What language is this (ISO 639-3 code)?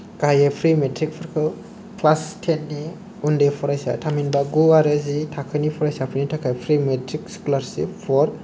brx